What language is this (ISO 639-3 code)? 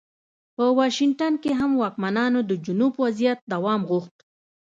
pus